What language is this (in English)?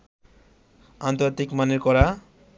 Bangla